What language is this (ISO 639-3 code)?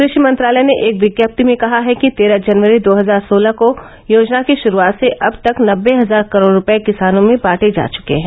hin